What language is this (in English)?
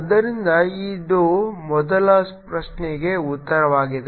Kannada